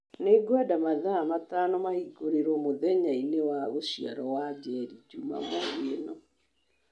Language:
Kikuyu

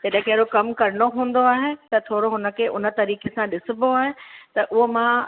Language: Sindhi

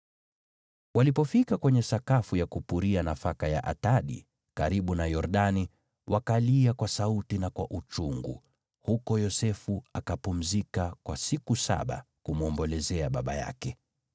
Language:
Swahili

